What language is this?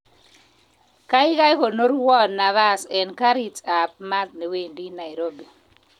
Kalenjin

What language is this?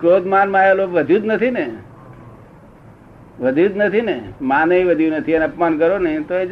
Gujarati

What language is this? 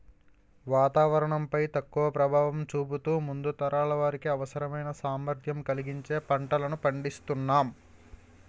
Telugu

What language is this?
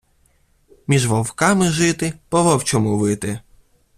Ukrainian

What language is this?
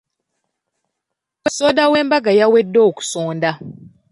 Ganda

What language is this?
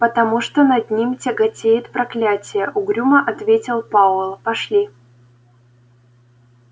Russian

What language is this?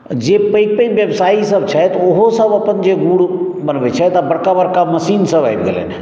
Maithili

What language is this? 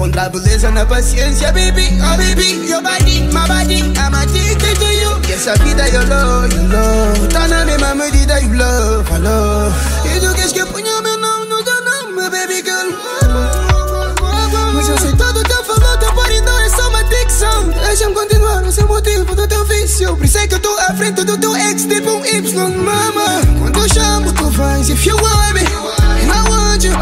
Romanian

